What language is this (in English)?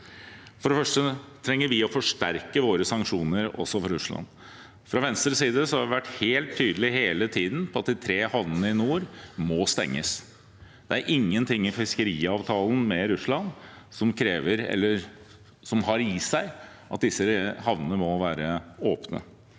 Norwegian